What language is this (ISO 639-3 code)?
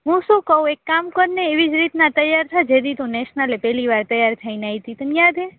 guj